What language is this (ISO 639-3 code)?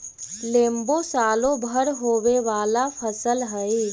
mag